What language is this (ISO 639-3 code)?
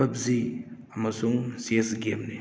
mni